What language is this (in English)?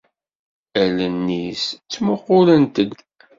Kabyle